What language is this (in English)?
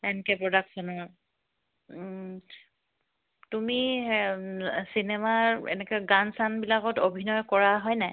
Assamese